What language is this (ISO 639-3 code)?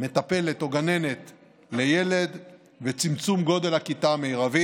heb